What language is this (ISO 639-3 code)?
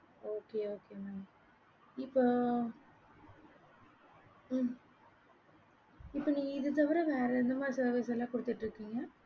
tam